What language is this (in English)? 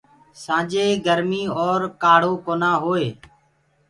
Gurgula